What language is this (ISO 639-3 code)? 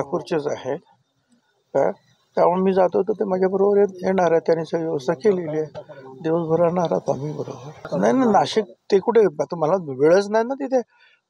mar